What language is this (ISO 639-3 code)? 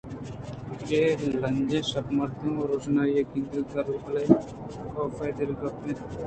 bgp